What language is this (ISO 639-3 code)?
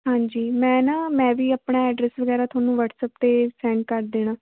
pan